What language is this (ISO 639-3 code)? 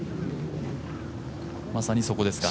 jpn